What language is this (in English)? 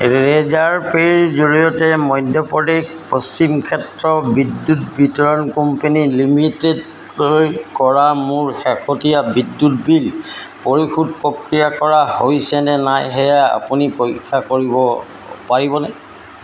Assamese